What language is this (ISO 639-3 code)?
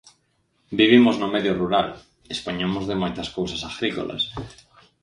glg